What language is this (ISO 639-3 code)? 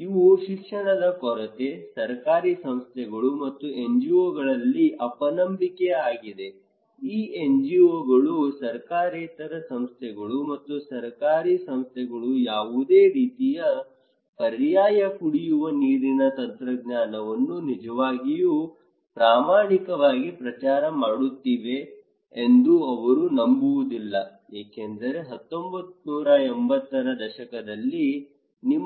kan